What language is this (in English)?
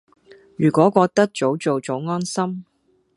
Cantonese